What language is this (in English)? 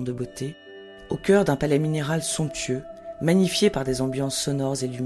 French